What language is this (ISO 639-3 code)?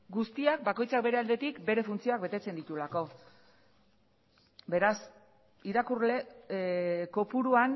eus